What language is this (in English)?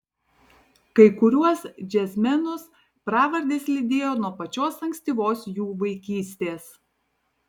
Lithuanian